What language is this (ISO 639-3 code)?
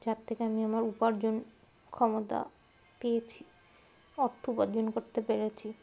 ben